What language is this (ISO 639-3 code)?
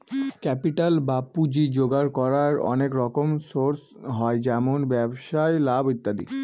ben